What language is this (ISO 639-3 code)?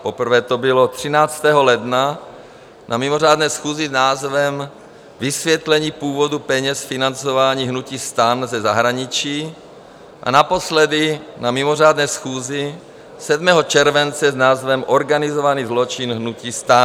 ces